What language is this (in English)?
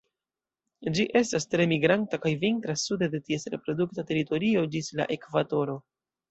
Esperanto